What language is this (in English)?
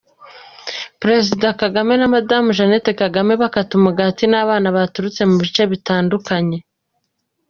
Kinyarwanda